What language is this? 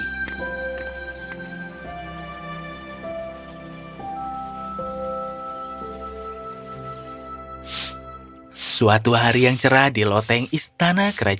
Indonesian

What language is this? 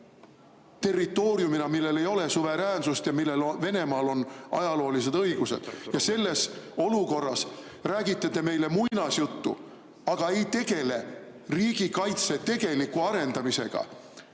Estonian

